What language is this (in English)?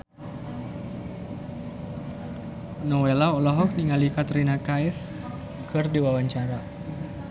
Sundanese